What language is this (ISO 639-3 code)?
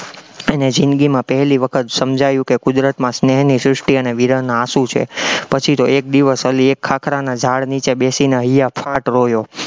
guj